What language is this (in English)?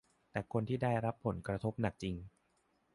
Thai